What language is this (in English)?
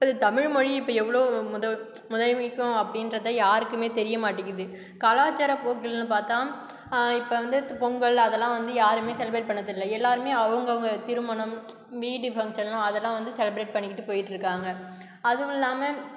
Tamil